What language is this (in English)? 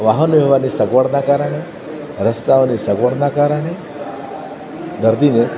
Gujarati